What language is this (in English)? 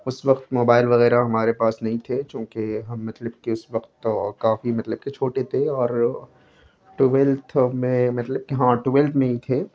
Urdu